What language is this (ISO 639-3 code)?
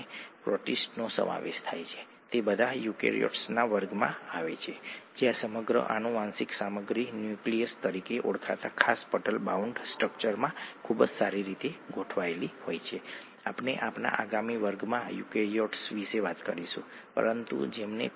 guj